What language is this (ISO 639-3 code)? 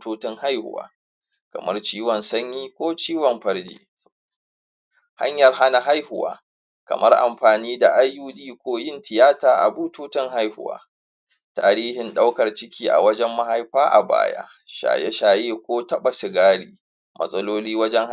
hau